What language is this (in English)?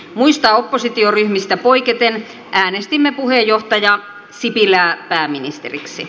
Finnish